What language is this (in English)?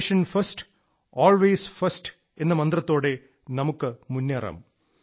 Malayalam